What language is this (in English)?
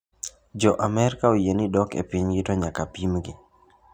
Luo (Kenya and Tanzania)